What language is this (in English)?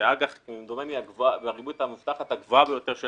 Hebrew